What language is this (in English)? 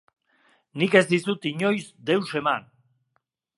Basque